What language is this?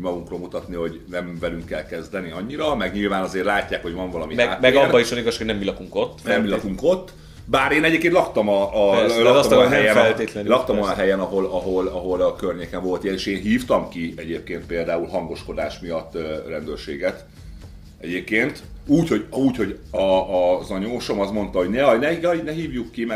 Hungarian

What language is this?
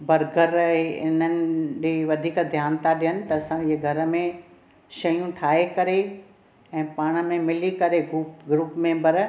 Sindhi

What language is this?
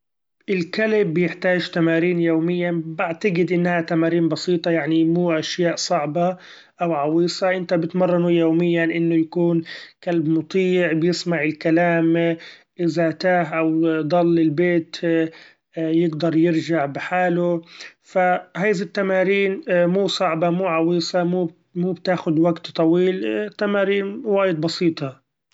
Gulf Arabic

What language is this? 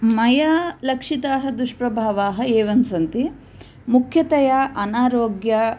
Sanskrit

